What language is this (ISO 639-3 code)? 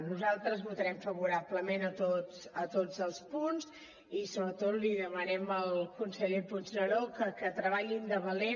cat